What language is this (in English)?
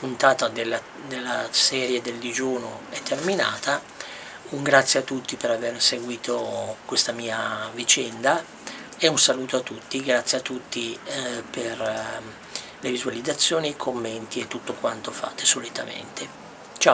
Italian